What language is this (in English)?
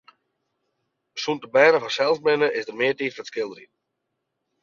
Western Frisian